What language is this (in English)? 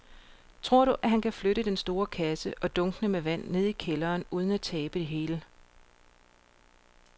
Danish